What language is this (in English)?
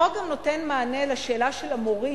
Hebrew